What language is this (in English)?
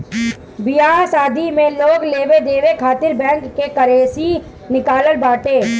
Bhojpuri